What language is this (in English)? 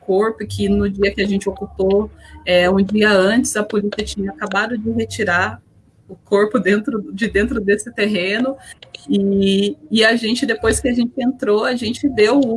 Portuguese